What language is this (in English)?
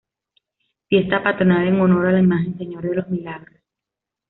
Spanish